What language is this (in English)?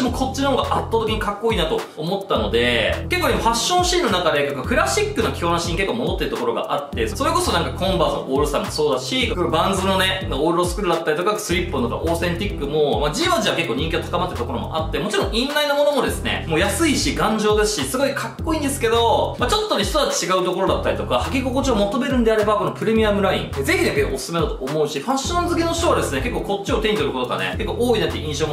Japanese